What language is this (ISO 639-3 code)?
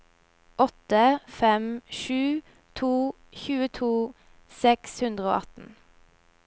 nor